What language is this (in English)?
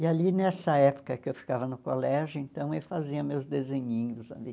Portuguese